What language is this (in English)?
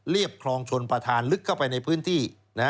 Thai